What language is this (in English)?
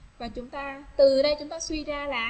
Vietnamese